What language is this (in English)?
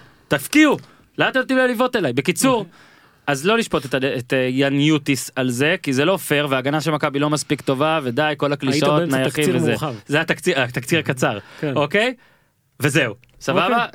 Hebrew